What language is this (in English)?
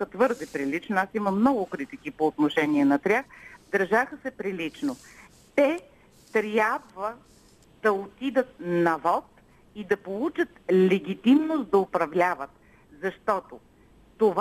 Bulgarian